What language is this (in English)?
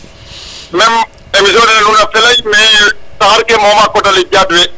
Serer